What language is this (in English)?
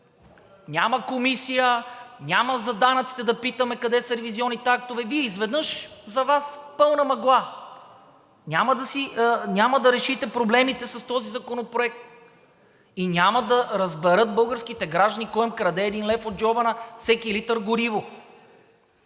Bulgarian